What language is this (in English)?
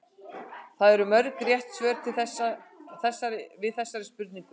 Icelandic